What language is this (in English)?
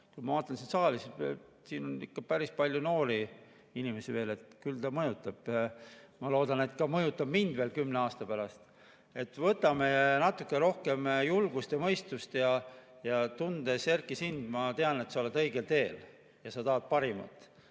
Estonian